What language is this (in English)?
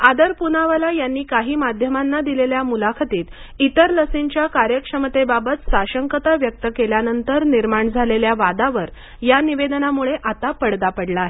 Marathi